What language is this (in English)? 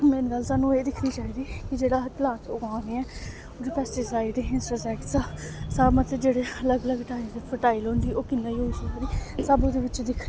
Dogri